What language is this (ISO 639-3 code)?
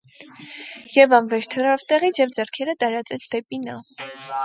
hye